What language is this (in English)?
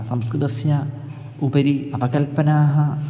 Sanskrit